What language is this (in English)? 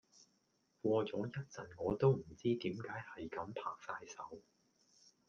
Cantonese